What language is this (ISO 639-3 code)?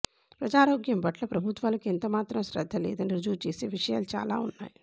tel